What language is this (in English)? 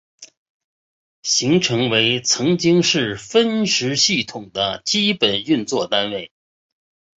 Chinese